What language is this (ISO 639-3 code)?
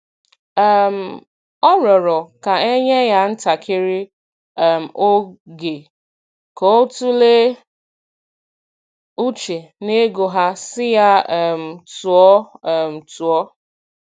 ibo